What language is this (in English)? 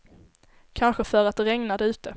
Swedish